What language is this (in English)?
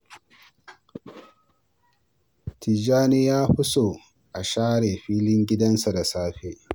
Hausa